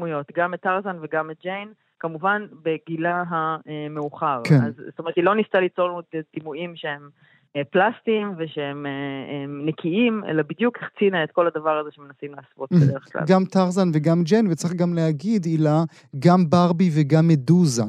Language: Hebrew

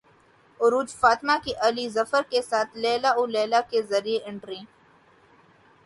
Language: Urdu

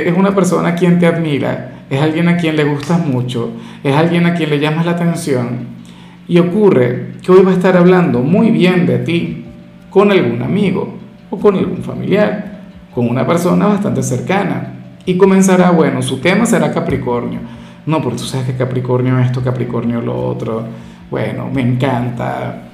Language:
Spanish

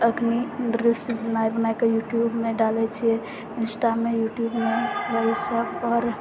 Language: Maithili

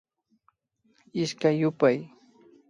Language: Imbabura Highland Quichua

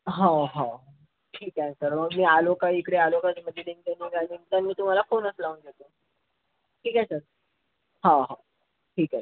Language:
Marathi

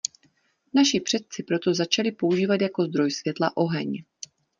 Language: Czech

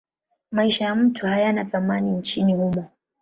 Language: Swahili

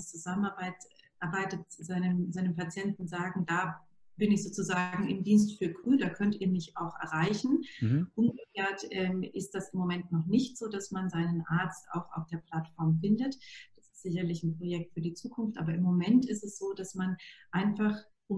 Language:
German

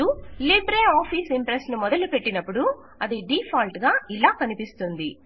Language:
Telugu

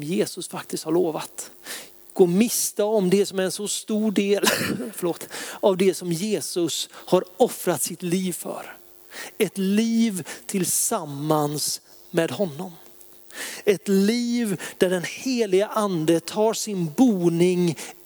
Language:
Swedish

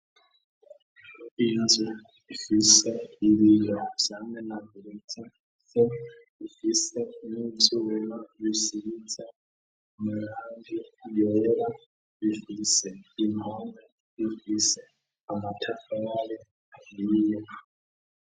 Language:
Rundi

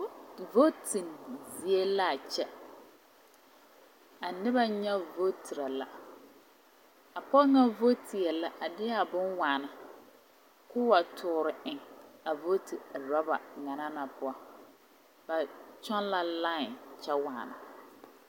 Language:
Southern Dagaare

